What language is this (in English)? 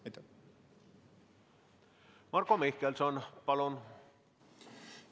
Estonian